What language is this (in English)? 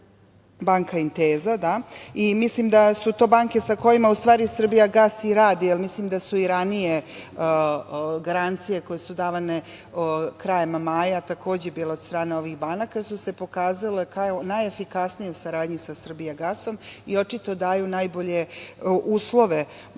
Serbian